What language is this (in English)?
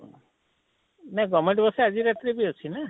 Odia